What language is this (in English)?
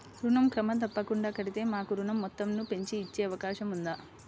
Telugu